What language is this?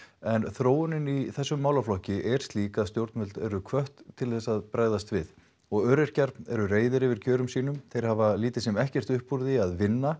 Icelandic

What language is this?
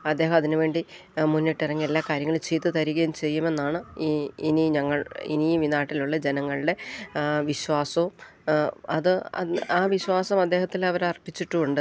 Malayalam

